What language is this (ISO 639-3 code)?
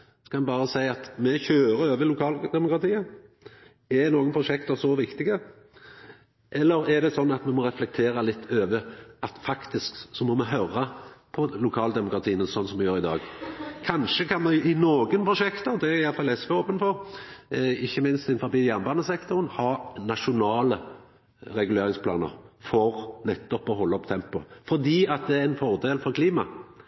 nno